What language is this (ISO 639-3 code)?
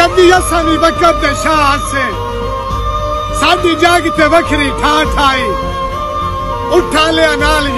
tur